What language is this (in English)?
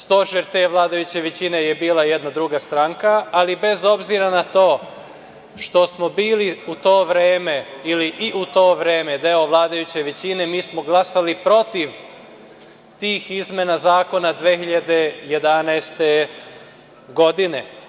Serbian